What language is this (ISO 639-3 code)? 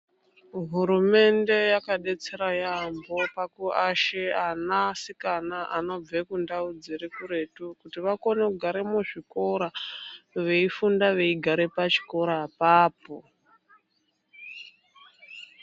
ndc